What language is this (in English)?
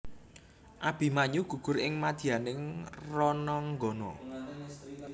Javanese